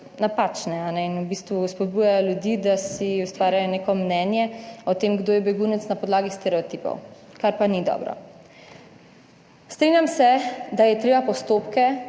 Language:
Slovenian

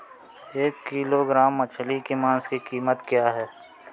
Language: Hindi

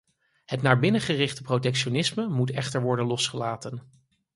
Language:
Dutch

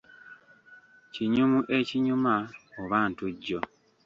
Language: Ganda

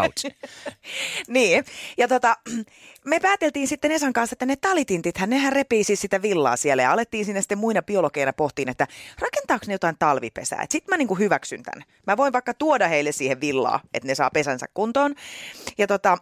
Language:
Finnish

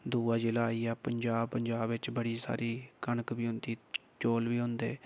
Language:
Dogri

